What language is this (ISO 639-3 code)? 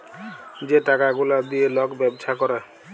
ben